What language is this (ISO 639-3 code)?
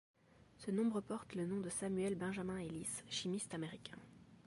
fra